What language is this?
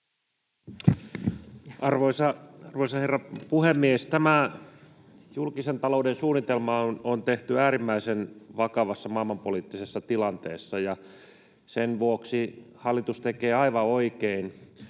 Finnish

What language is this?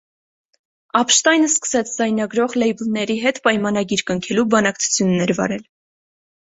Armenian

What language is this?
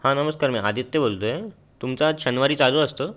Marathi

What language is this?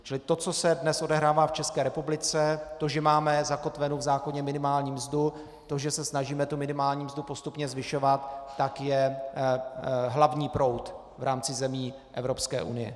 Czech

